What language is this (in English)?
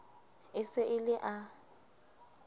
Southern Sotho